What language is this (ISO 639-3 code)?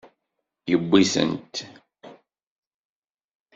kab